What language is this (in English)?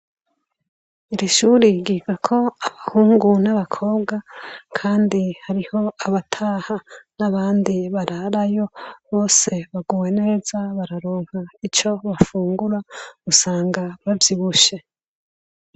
Rundi